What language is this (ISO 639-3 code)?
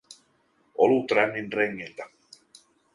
fin